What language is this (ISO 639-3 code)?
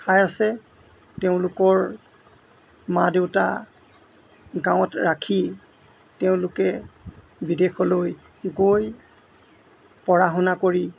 asm